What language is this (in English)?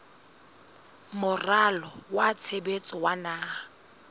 Southern Sotho